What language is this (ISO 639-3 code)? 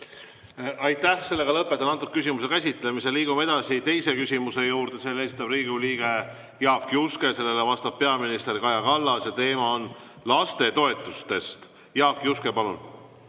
est